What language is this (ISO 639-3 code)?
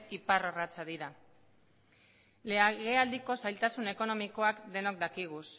eus